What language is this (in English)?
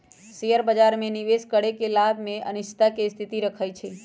Magahi